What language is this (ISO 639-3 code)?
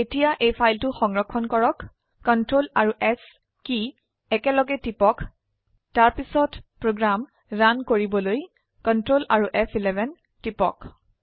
asm